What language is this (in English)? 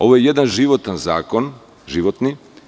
Serbian